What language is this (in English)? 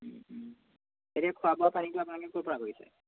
Assamese